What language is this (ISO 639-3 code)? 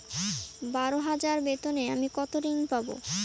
ben